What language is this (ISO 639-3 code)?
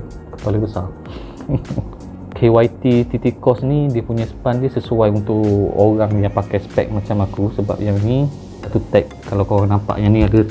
msa